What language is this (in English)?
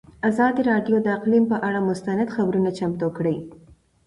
Pashto